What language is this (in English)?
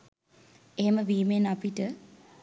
Sinhala